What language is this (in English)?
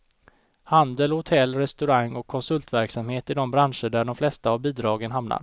Swedish